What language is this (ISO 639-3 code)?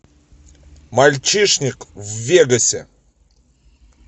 rus